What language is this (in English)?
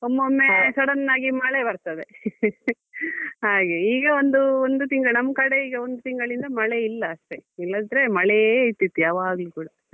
Kannada